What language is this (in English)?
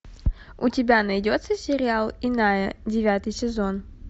Russian